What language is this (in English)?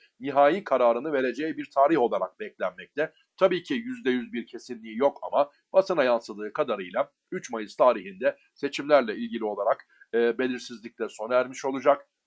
Turkish